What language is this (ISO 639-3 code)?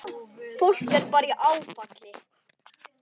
isl